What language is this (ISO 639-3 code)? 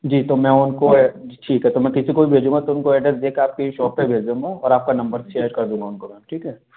hin